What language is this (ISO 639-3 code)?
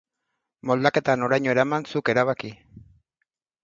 eus